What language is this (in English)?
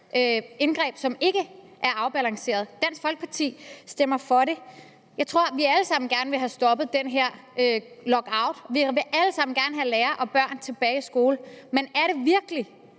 Danish